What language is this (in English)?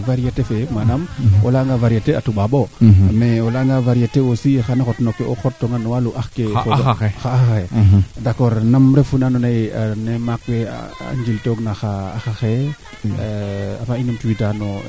Serer